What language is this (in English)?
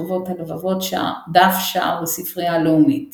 Hebrew